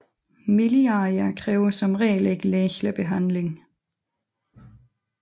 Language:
Danish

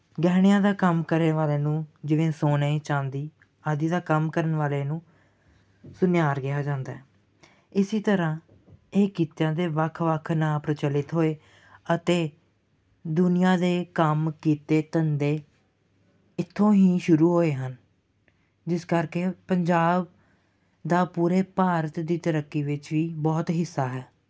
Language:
Punjabi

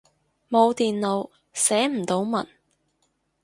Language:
Cantonese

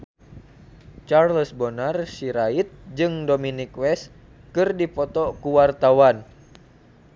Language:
Sundanese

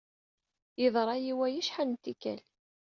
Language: Kabyle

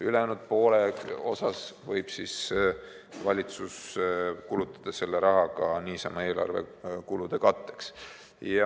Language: Estonian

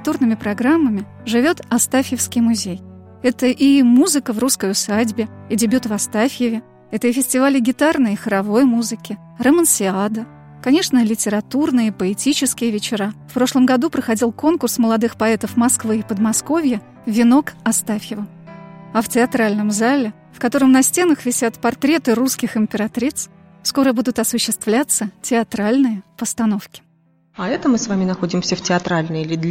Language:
Russian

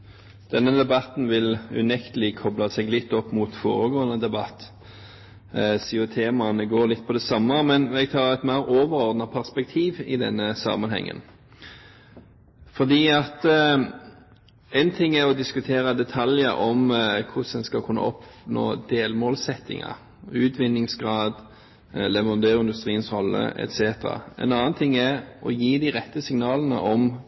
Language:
Norwegian Bokmål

